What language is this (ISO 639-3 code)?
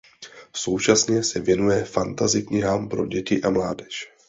ces